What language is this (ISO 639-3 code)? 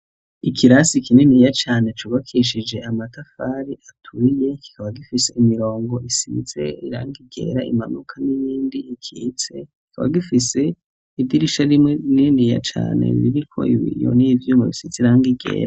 run